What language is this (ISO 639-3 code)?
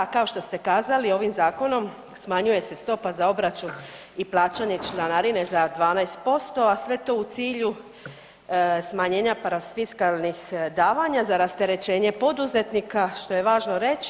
hrv